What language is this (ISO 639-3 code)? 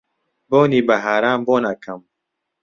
ckb